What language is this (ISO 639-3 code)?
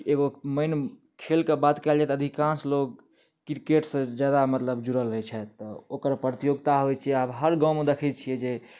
mai